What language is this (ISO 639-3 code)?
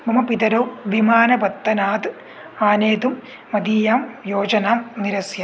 san